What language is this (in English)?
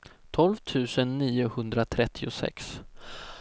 Swedish